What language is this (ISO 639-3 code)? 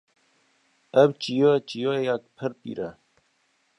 kur